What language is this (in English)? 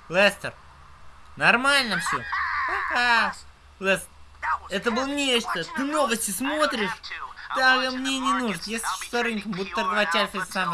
Russian